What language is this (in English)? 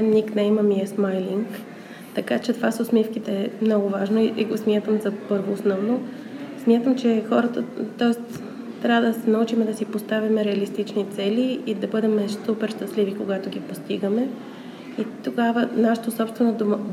Bulgarian